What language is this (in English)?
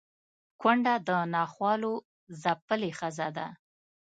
Pashto